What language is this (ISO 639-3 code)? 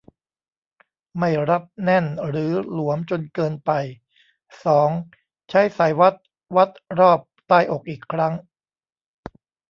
tha